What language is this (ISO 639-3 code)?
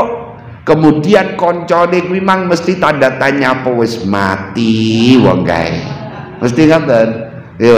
ind